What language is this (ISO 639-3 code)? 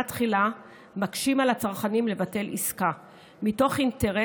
heb